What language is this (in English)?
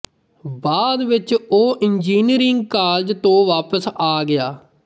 Punjabi